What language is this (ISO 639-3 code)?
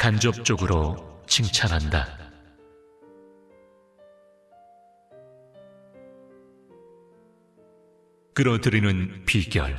kor